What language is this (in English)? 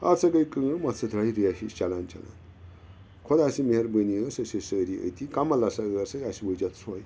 Kashmiri